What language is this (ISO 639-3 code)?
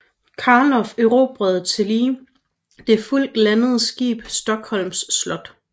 dan